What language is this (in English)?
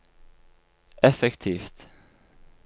Norwegian